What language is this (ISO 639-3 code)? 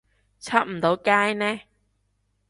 yue